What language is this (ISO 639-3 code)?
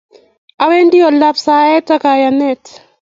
kln